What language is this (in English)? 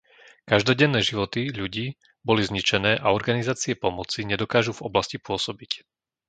Slovak